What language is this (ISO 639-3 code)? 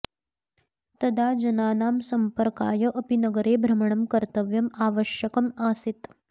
san